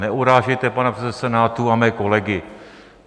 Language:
Czech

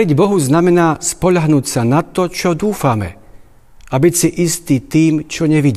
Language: Slovak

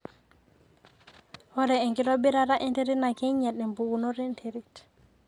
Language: Masai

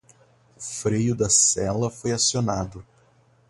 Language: Portuguese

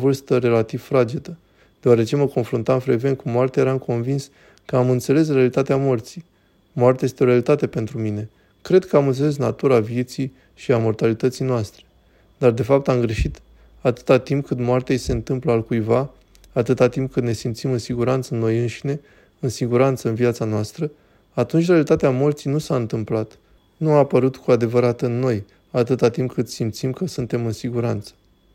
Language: Romanian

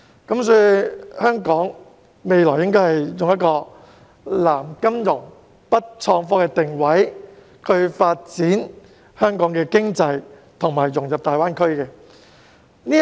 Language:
Cantonese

